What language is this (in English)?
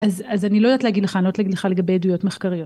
Hebrew